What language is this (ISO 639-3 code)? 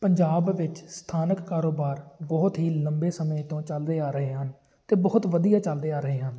pan